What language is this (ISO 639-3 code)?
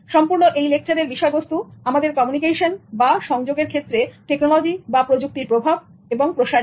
ben